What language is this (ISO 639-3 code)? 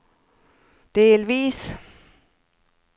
swe